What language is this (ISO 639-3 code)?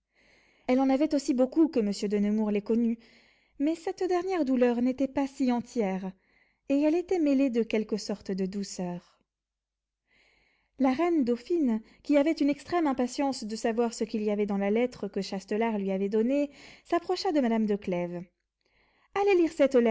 fra